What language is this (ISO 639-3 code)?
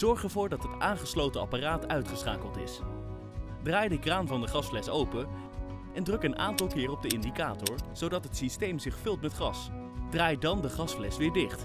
nld